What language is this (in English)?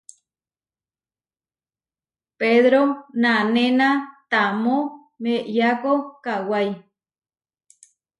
Huarijio